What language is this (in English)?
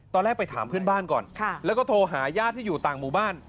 Thai